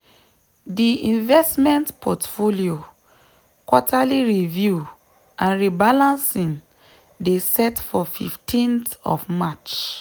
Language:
Nigerian Pidgin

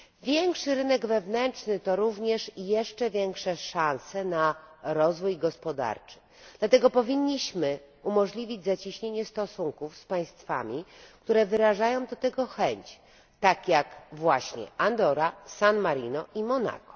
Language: Polish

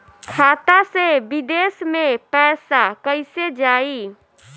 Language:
Bhojpuri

